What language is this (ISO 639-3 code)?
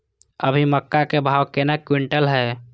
mai